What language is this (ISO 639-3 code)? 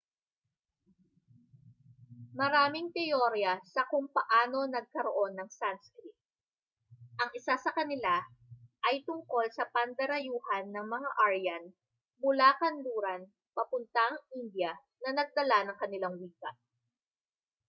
fil